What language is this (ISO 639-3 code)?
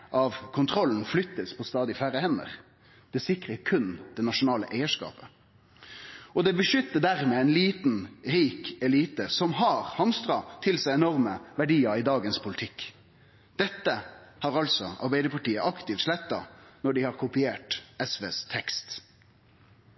nno